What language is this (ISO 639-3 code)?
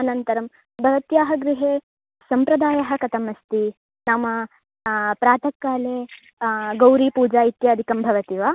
san